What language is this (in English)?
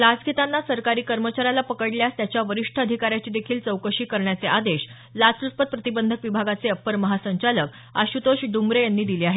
Marathi